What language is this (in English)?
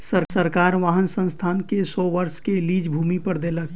Maithili